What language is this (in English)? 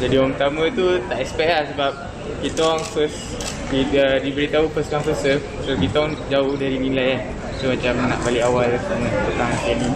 Malay